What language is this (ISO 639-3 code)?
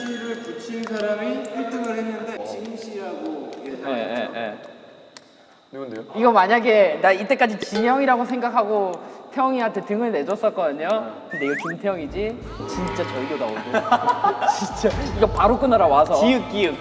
kor